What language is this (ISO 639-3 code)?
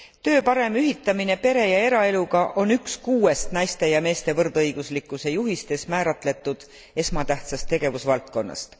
est